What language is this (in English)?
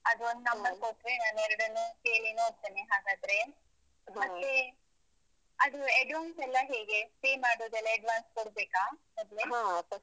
Kannada